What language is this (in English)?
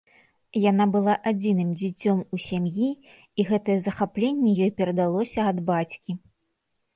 Belarusian